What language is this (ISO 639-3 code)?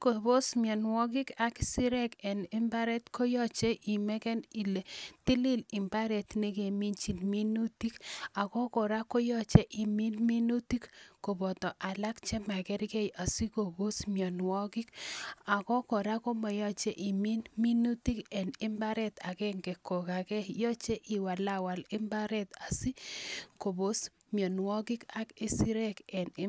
kln